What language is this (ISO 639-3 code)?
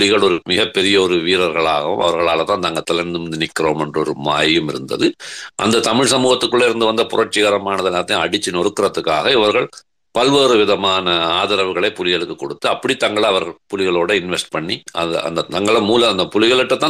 tam